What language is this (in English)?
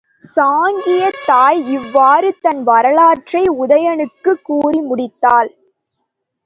Tamil